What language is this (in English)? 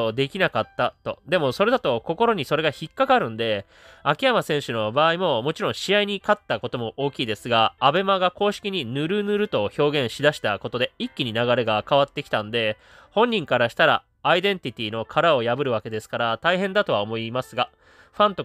Japanese